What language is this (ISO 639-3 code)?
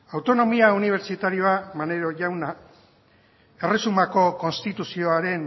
eus